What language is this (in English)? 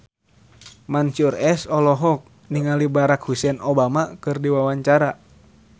Sundanese